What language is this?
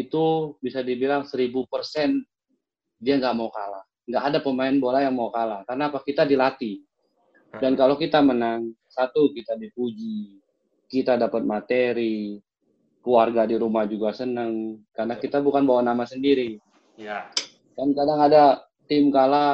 Indonesian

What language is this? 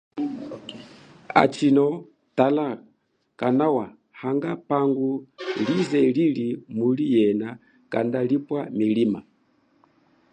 Chokwe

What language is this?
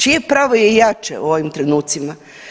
Croatian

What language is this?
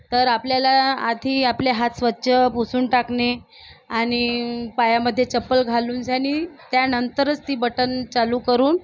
Marathi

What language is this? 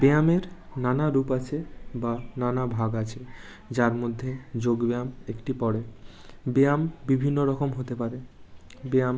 Bangla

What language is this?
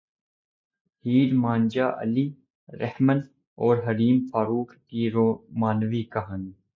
Urdu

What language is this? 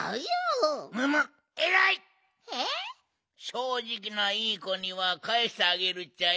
Japanese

